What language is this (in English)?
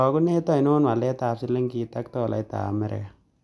Kalenjin